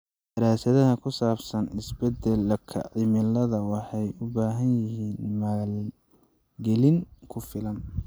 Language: Somali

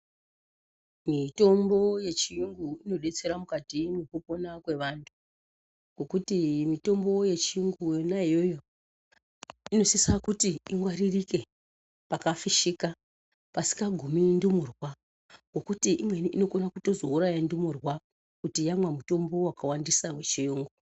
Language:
Ndau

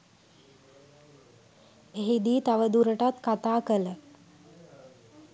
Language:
Sinhala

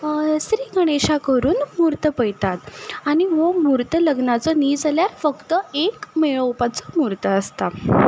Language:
Konkani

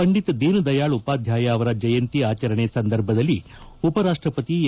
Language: Kannada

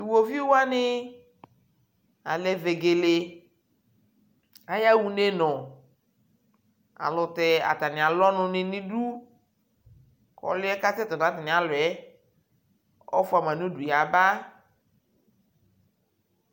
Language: Ikposo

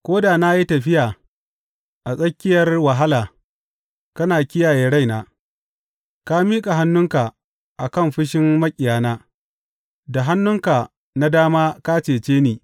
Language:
Hausa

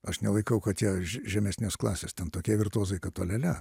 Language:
Lithuanian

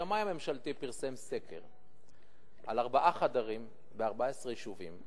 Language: Hebrew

